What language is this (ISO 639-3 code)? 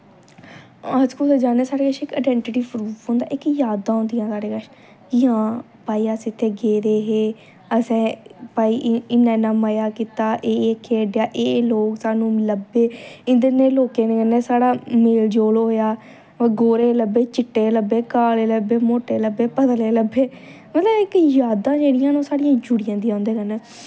doi